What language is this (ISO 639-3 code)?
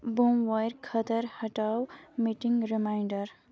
kas